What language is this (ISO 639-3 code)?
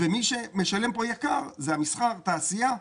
heb